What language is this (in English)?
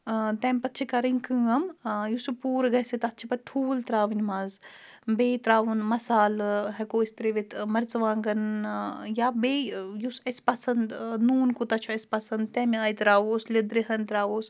Kashmiri